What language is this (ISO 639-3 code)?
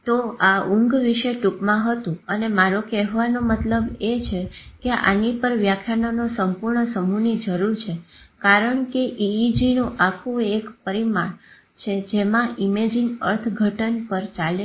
guj